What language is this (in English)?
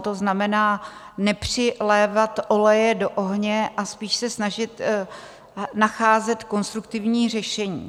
Czech